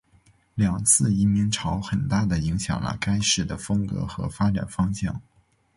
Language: Chinese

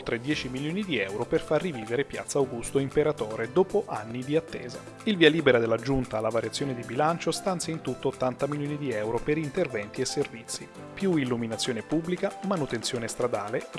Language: Italian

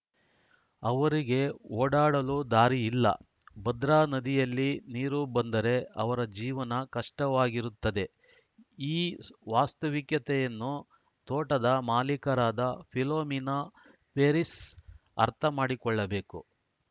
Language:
Kannada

